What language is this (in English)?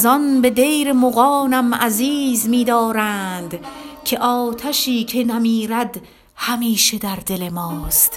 Persian